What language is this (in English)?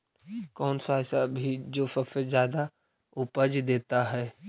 Magahi